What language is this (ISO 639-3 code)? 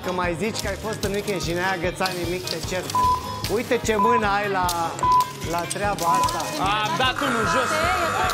ron